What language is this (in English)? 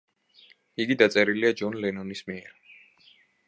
Georgian